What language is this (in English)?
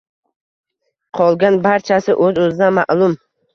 Uzbek